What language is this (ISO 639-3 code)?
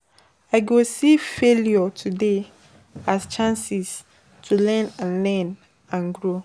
pcm